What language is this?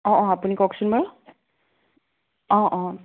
Assamese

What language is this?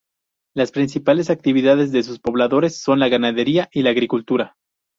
Spanish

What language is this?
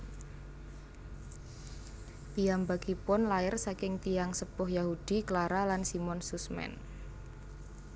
Javanese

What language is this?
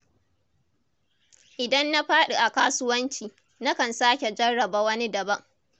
Hausa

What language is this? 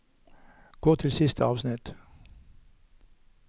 Norwegian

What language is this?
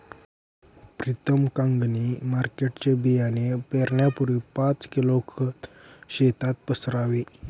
Marathi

